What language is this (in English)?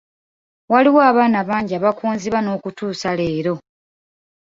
Ganda